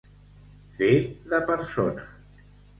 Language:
Catalan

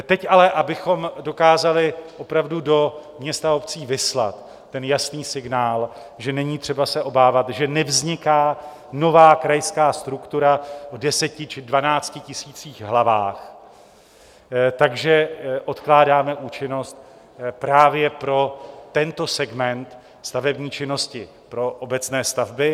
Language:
Czech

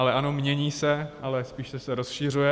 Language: Czech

